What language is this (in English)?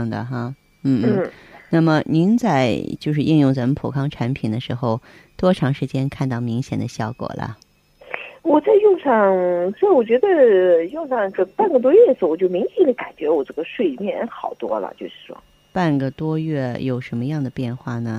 Chinese